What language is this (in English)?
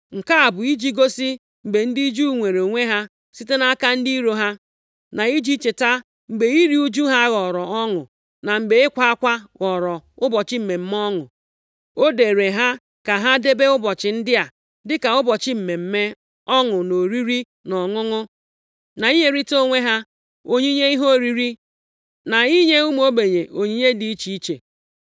Igbo